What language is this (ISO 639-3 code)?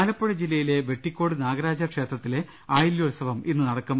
mal